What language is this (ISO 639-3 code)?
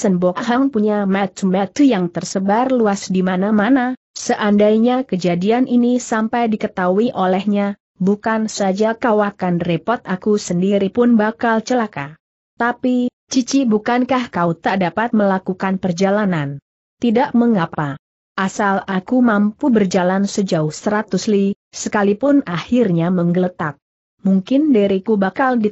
ind